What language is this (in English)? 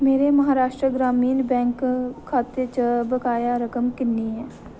Dogri